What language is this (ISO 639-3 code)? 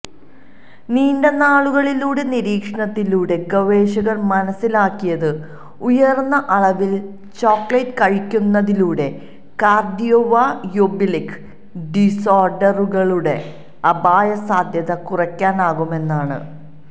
mal